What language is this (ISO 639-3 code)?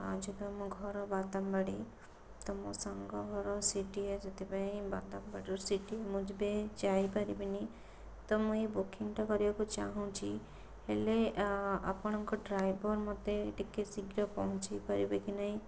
ori